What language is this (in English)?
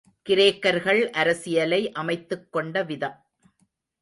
Tamil